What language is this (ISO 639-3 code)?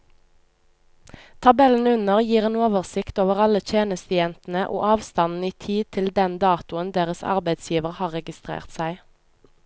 nor